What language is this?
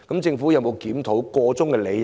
Cantonese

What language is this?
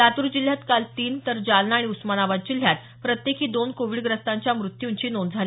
Marathi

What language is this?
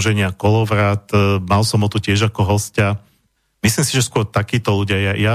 Slovak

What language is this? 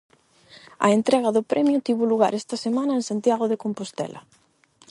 Galician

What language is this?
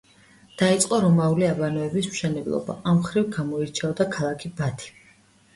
Georgian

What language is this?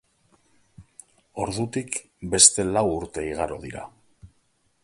Basque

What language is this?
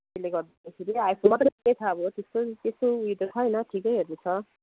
Nepali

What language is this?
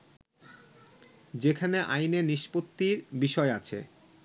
Bangla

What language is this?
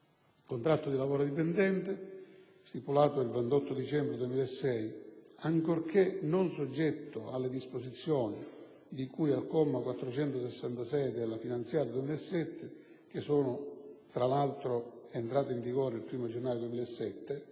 Italian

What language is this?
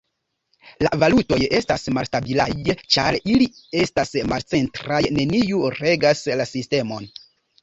Esperanto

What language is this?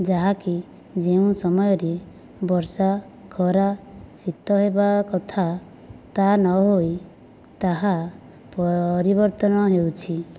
Odia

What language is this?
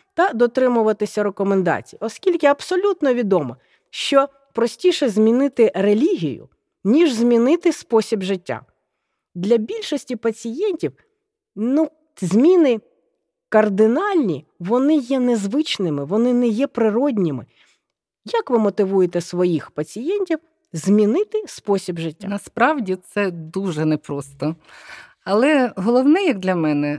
Ukrainian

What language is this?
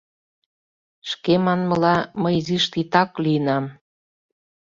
Mari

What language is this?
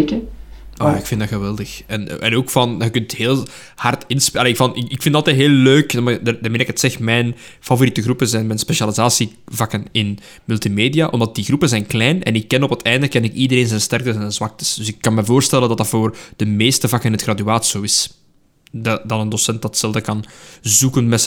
Dutch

